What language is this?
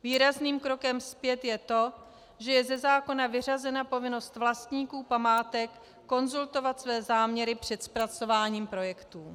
Czech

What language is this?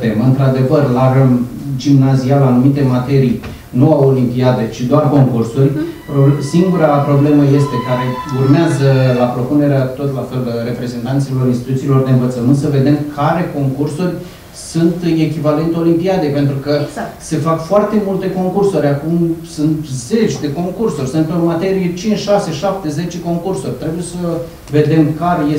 Romanian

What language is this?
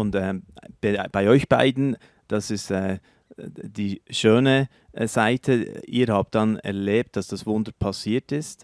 German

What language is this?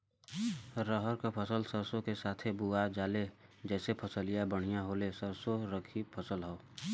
Bhojpuri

